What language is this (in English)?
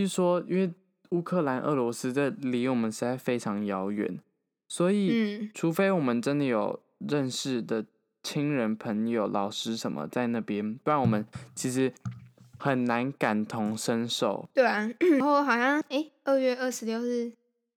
Chinese